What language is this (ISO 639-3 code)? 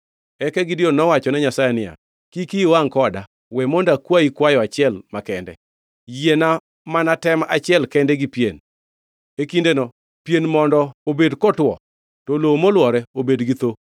luo